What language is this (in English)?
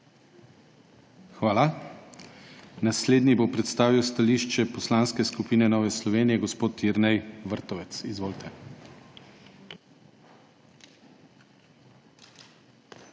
Slovenian